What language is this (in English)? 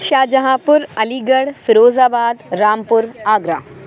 Urdu